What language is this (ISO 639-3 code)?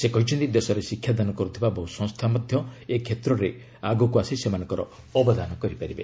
ori